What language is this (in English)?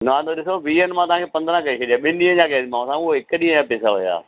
Sindhi